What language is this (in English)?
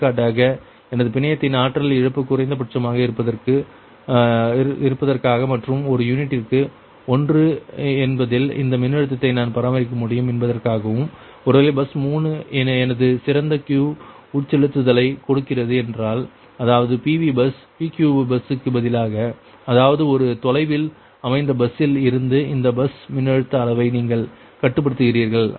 Tamil